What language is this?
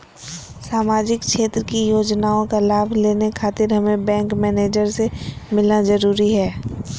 Magahi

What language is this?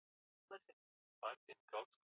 Swahili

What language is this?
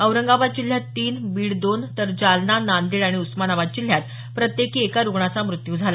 Marathi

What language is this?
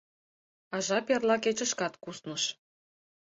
Mari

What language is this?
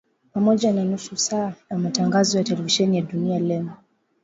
Swahili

